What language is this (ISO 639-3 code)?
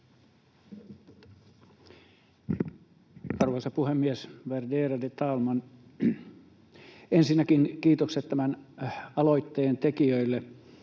fin